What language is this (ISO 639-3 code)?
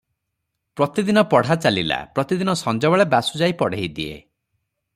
ori